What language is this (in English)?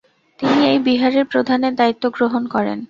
Bangla